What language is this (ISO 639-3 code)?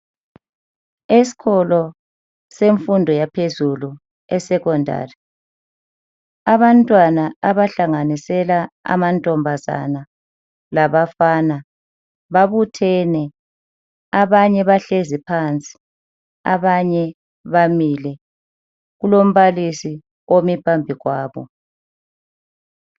nde